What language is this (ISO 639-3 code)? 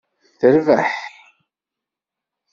kab